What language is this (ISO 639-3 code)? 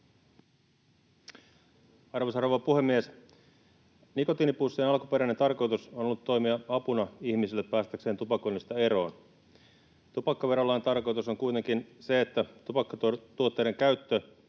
fin